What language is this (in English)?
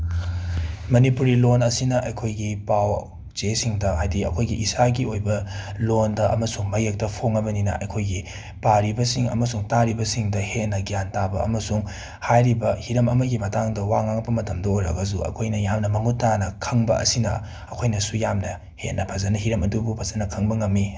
Manipuri